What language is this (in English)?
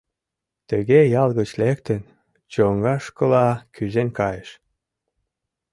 Mari